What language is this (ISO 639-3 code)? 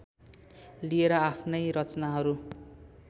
nep